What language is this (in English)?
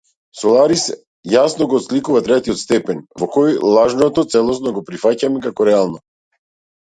Macedonian